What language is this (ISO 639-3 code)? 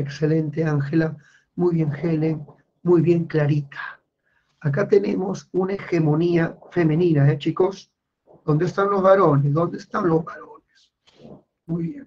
spa